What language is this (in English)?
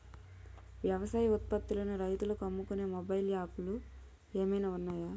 Telugu